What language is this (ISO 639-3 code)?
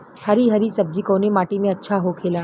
bho